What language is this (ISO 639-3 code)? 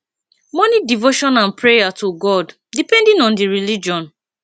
pcm